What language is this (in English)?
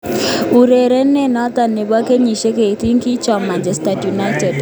Kalenjin